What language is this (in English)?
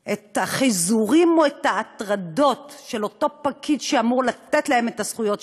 Hebrew